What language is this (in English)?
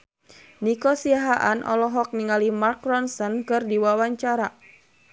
Sundanese